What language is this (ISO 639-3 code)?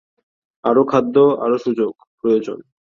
ben